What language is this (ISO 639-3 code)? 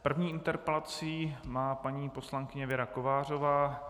ces